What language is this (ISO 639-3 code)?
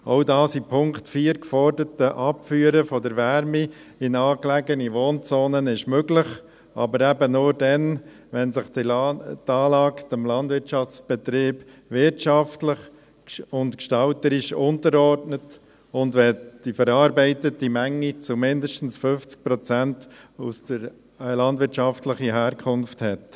gsw